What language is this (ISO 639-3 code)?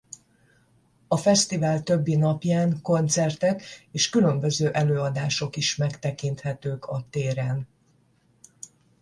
hun